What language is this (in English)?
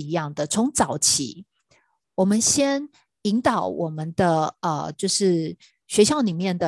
Chinese